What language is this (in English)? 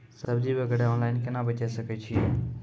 Maithili